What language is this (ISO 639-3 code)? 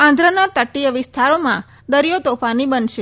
guj